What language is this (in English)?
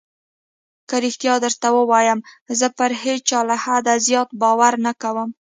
Pashto